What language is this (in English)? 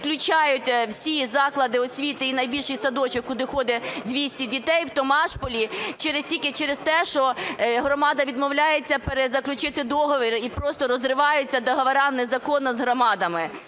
Ukrainian